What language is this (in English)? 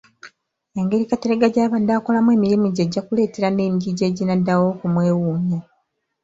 Ganda